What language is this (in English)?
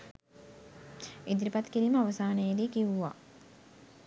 Sinhala